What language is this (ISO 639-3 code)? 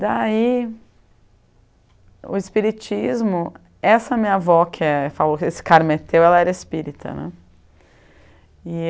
por